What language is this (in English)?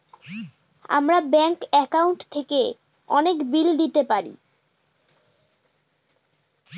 Bangla